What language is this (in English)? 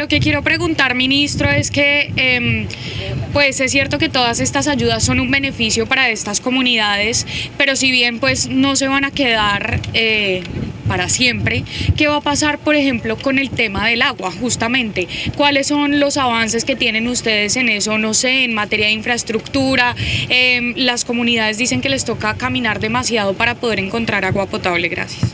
Spanish